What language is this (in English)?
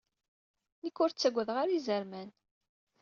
Kabyle